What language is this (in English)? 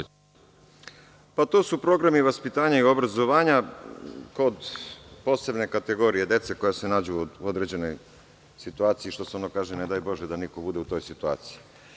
Serbian